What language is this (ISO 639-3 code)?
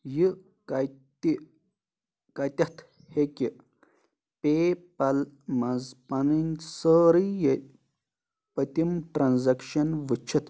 kas